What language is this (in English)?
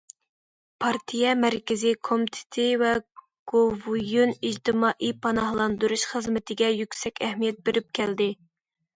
Uyghur